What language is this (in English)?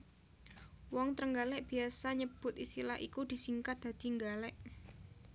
Javanese